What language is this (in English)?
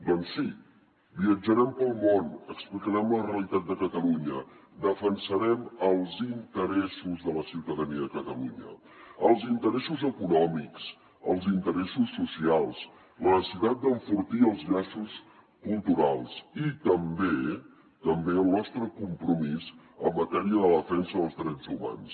Catalan